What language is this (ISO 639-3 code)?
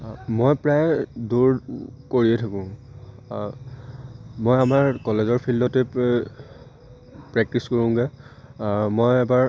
asm